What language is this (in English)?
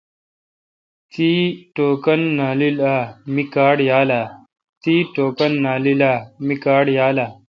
Kalkoti